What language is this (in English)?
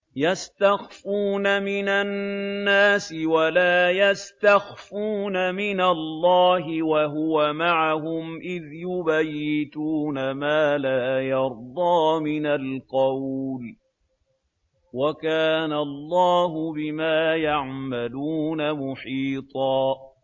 Arabic